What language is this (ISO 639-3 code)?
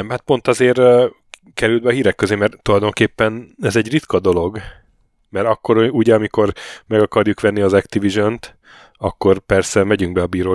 hun